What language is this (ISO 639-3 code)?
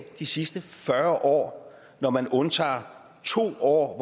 dan